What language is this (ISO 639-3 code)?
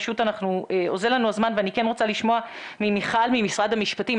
heb